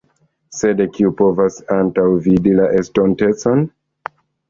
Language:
Esperanto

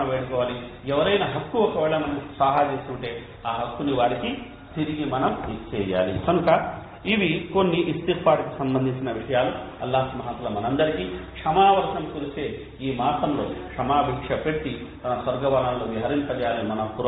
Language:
Telugu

